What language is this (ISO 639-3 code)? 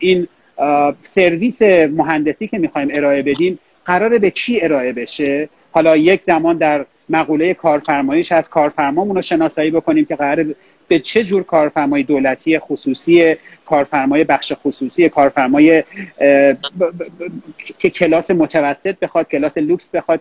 fas